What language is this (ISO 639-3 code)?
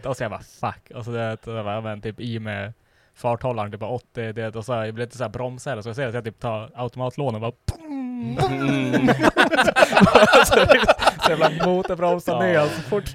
swe